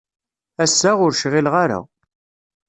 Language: Kabyle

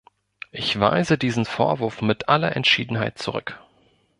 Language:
German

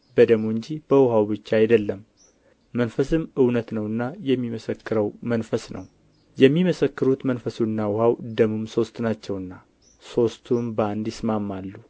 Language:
Amharic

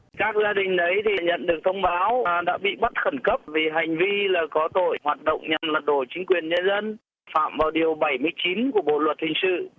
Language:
Vietnamese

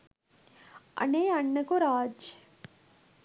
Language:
Sinhala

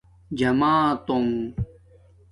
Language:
Domaaki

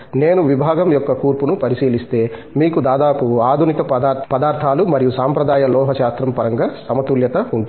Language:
Telugu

